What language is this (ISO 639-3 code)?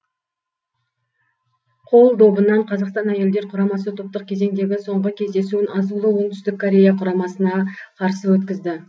kaz